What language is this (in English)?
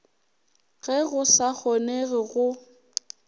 Northern Sotho